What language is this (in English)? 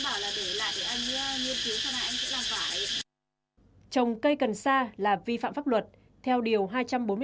Vietnamese